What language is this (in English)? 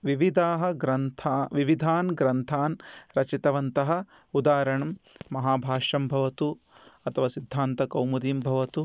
Sanskrit